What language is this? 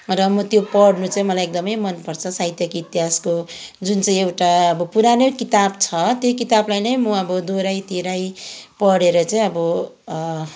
Nepali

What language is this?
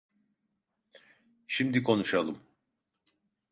Turkish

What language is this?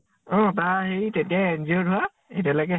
Assamese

